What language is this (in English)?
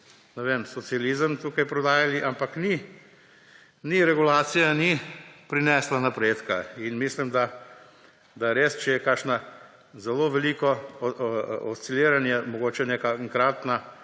Slovenian